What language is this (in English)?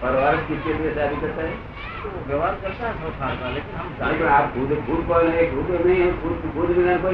Gujarati